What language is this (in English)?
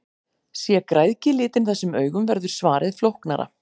Icelandic